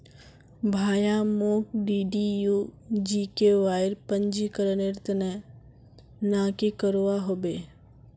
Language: Magahi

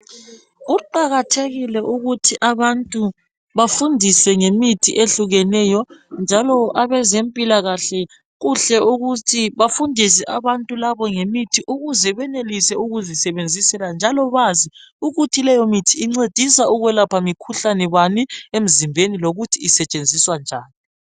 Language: North Ndebele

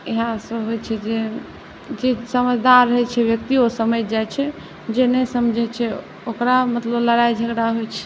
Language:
Maithili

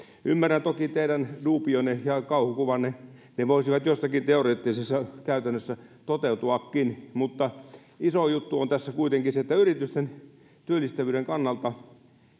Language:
Finnish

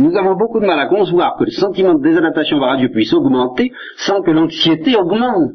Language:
French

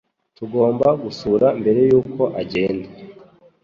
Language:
Kinyarwanda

